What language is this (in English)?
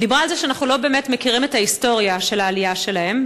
Hebrew